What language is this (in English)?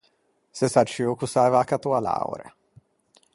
Ligurian